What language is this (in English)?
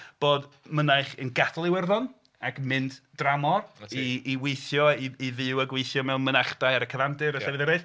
Welsh